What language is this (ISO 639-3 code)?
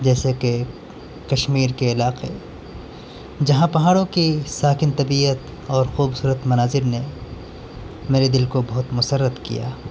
urd